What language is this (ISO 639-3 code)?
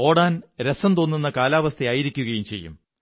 mal